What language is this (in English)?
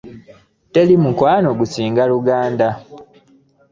Ganda